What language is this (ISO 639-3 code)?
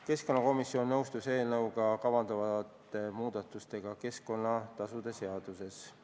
est